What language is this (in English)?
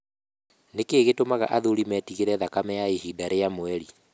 Kikuyu